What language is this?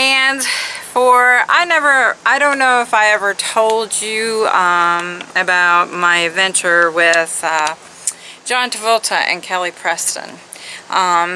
English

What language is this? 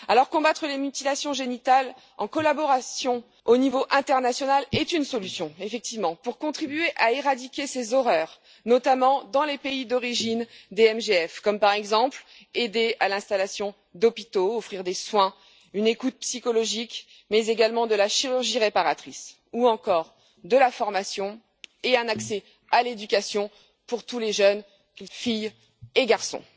French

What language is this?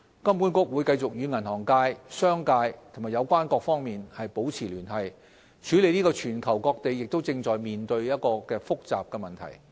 Cantonese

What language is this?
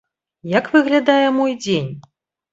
Belarusian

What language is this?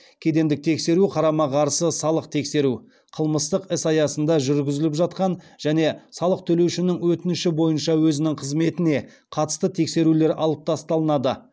Kazakh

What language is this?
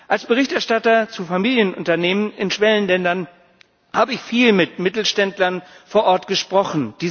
German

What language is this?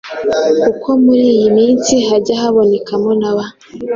Kinyarwanda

